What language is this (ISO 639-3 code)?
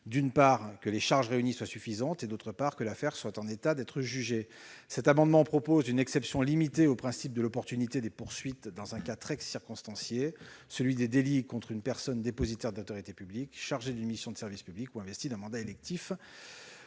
fra